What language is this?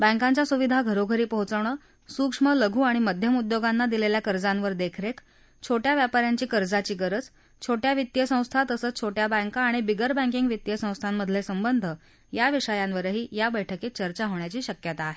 Marathi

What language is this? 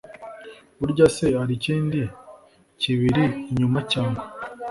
Kinyarwanda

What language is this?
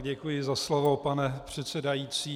Czech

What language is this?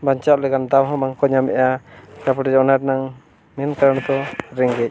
Santali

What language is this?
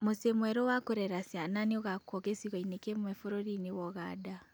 Kikuyu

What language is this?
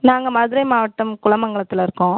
Tamil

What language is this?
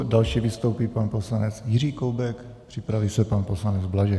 Czech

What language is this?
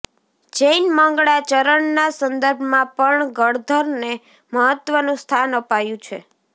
Gujarati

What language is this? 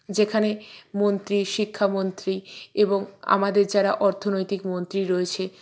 Bangla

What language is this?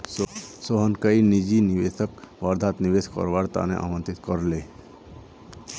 Magahi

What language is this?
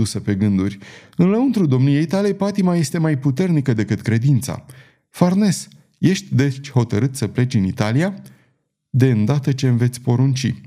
Romanian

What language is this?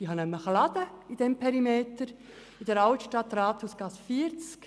Swiss German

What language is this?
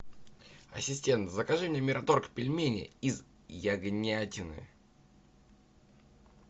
Russian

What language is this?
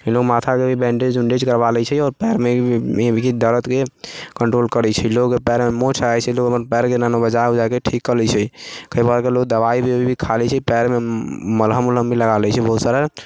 Maithili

